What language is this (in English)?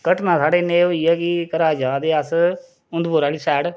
Dogri